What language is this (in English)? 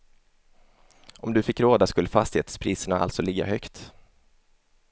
Swedish